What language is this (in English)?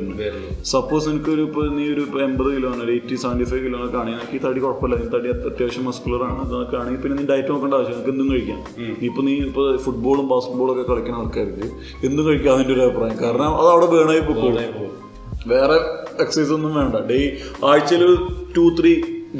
Malayalam